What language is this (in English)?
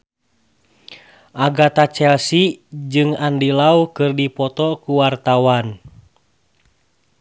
Sundanese